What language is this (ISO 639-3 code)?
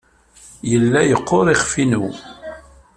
kab